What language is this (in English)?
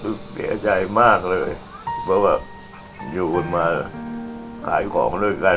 Thai